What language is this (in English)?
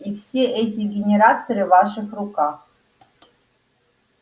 Russian